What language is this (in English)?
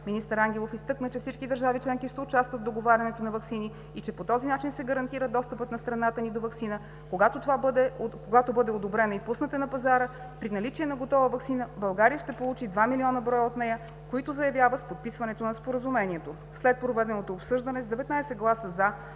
Bulgarian